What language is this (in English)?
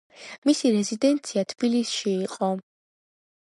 Georgian